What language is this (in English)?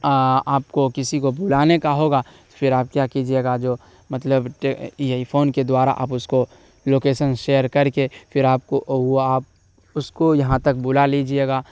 Urdu